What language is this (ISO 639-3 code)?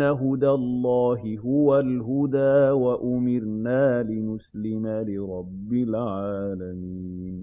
ara